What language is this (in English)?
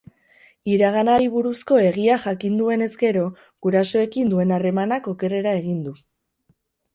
Basque